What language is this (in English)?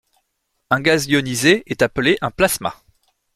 French